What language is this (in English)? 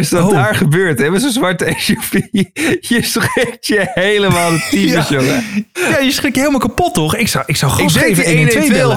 Dutch